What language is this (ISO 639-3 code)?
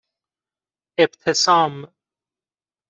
fas